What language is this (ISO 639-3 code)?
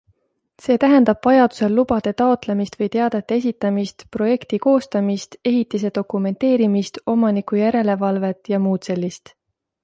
est